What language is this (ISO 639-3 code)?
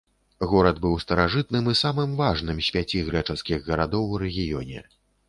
bel